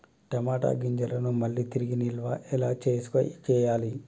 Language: Telugu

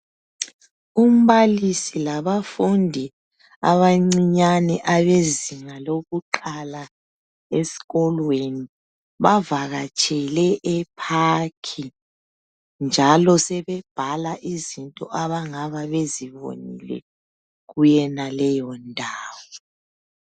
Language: North Ndebele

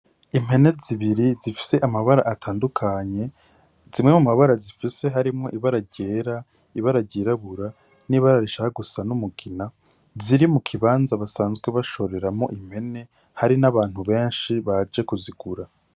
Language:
Rundi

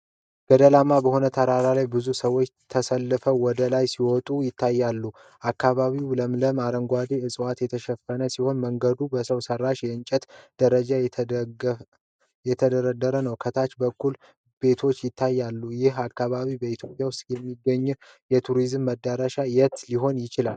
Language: Amharic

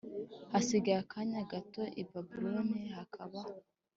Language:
Kinyarwanda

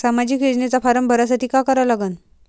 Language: Marathi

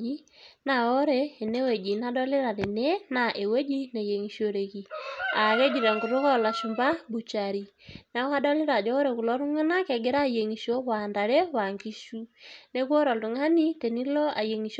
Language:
Masai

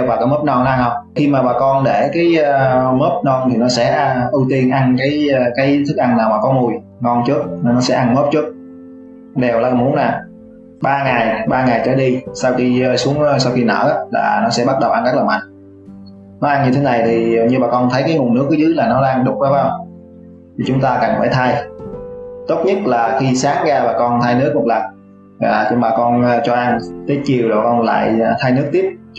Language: Vietnamese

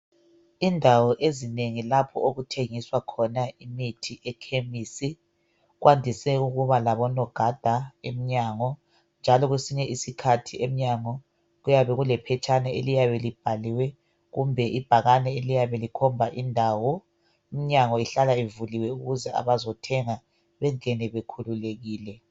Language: North Ndebele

